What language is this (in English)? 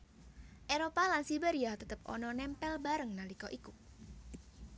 Javanese